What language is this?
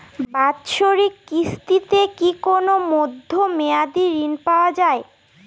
Bangla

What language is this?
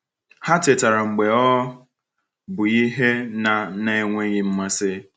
Igbo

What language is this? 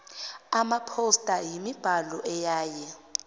Zulu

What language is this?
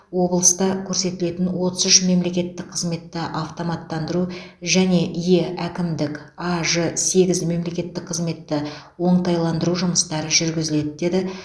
Kazakh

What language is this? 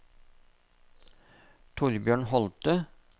Norwegian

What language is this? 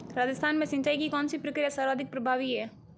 Hindi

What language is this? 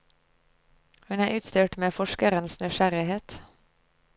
Norwegian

